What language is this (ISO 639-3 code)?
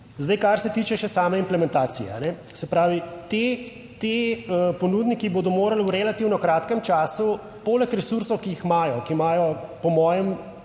slv